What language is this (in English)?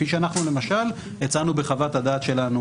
Hebrew